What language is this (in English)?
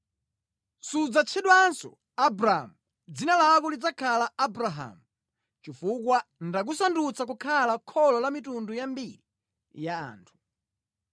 Nyanja